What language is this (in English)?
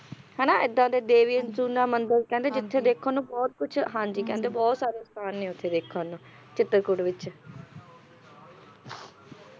Punjabi